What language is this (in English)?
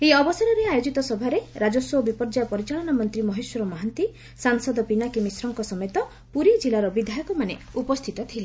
Odia